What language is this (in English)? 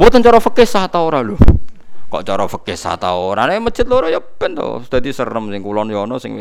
Indonesian